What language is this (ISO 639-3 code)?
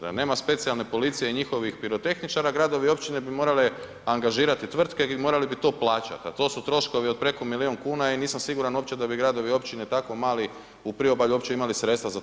hrv